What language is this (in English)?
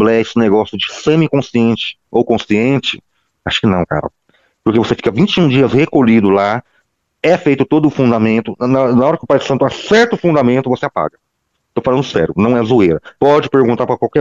Portuguese